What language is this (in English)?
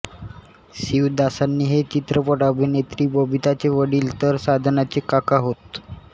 Marathi